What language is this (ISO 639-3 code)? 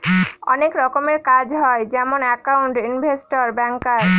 ben